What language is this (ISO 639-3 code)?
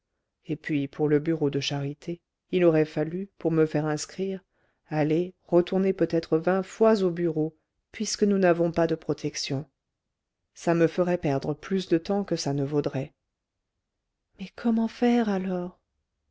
fra